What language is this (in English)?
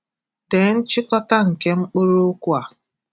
Igbo